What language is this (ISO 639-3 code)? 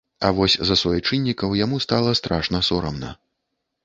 bel